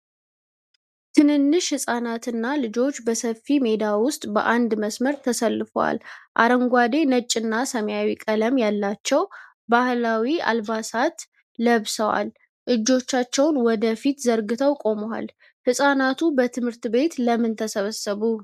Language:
Amharic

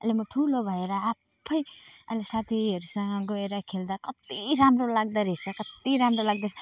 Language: Nepali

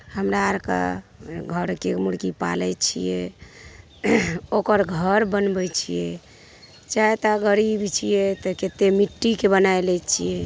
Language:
Maithili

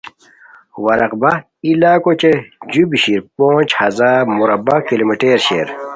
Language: Khowar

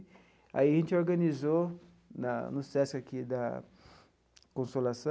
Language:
Portuguese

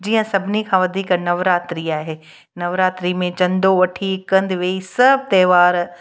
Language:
Sindhi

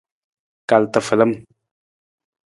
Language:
Nawdm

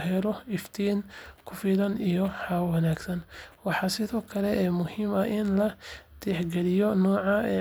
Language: Somali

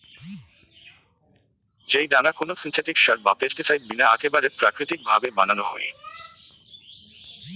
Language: Bangla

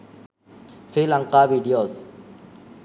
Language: Sinhala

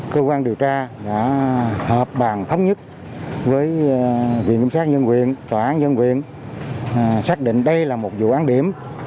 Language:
Vietnamese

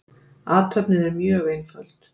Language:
Icelandic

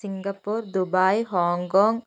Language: Malayalam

